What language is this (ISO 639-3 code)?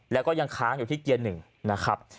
tha